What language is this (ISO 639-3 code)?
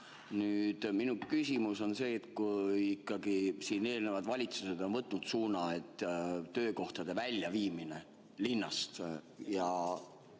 est